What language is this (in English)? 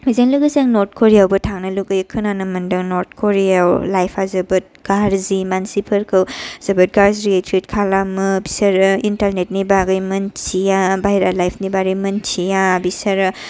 Bodo